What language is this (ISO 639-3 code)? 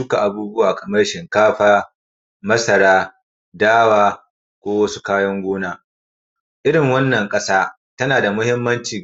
hau